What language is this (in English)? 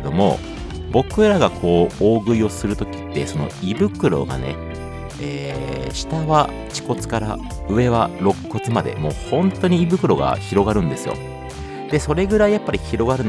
Japanese